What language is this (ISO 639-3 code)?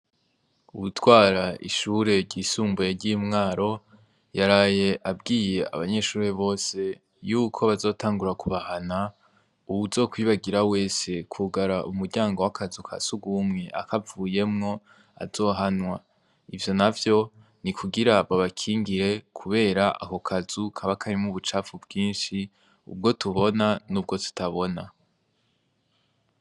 run